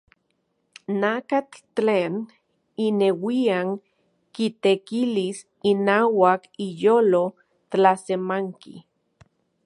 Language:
Central Puebla Nahuatl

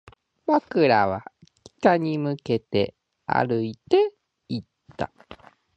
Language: Japanese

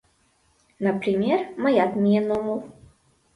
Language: Mari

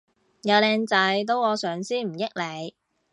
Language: Cantonese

